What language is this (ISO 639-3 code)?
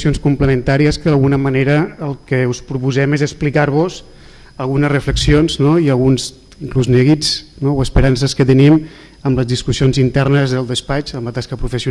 spa